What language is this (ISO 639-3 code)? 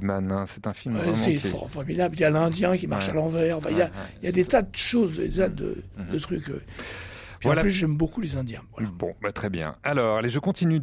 fra